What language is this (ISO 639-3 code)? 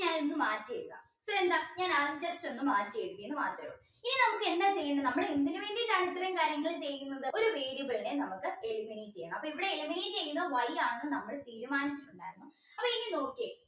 mal